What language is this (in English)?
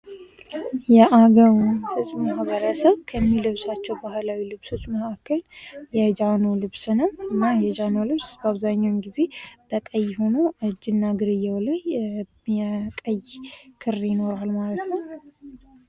Amharic